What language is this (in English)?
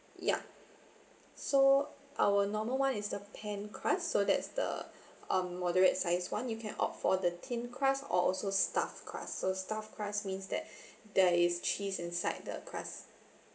English